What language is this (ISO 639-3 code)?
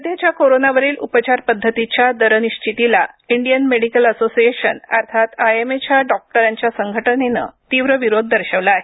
mar